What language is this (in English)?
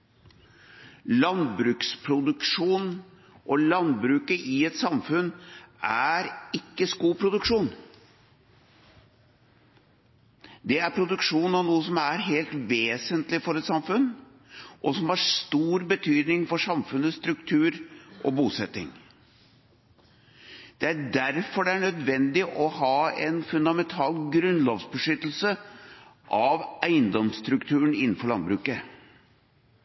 Norwegian Bokmål